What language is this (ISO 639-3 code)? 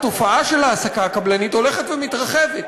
heb